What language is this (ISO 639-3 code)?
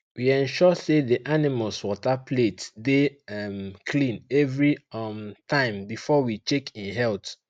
pcm